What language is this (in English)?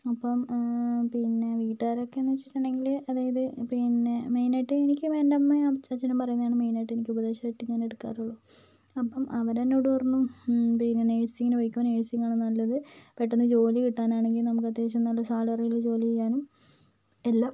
Malayalam